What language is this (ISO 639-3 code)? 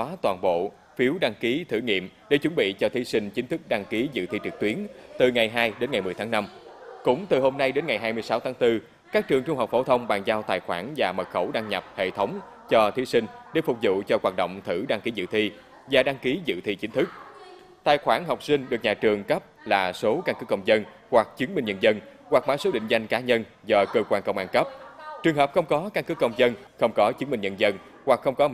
vie